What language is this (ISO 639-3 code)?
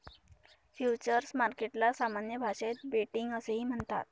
mar